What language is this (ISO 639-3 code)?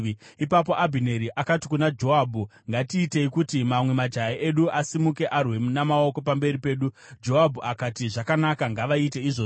sna